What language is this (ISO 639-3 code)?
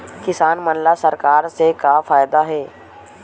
hne